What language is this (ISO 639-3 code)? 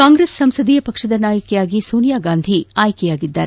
kan